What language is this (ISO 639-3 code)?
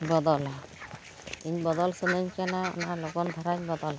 sat